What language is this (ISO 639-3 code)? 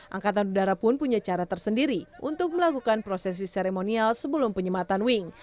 ind